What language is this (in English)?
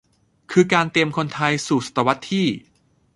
Thai